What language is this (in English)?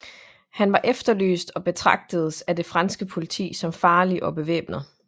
Danish